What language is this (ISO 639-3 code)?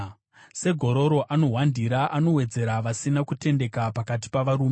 sna